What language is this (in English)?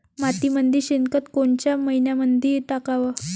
Marathi